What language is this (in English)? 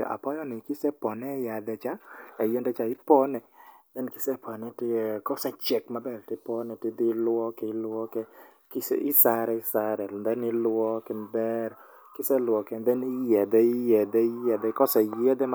Luo (Kenya and Tanzania)